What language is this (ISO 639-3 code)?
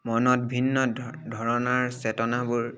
asm